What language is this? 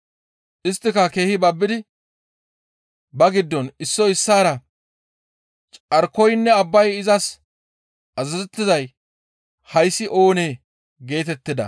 Gamo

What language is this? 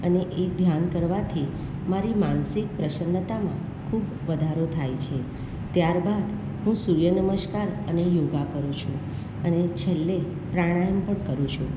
Gujarati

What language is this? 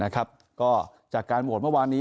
Thai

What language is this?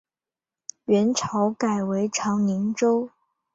Chinese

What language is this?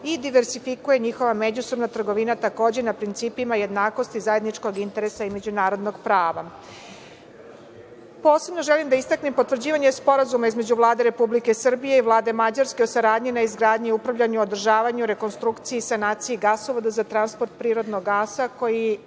Serbian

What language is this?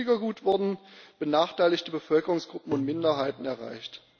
German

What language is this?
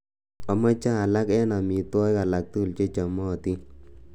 Kalenjin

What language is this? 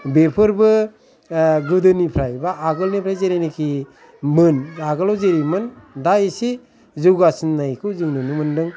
Bodo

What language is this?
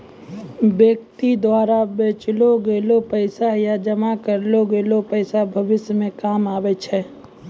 Maithili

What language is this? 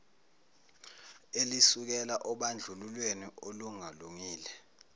Zulu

